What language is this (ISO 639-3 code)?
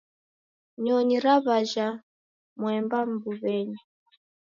dav